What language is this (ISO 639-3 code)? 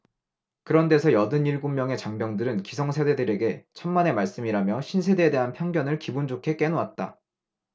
kor